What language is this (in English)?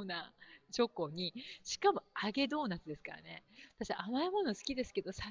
Japanese